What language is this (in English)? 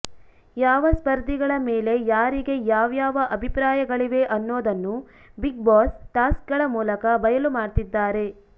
Kannada